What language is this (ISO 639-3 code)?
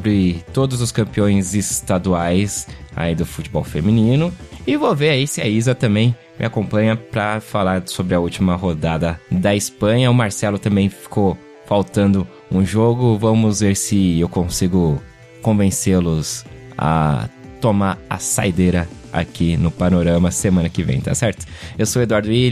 por